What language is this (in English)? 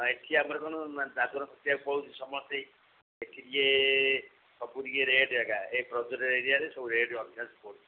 Odia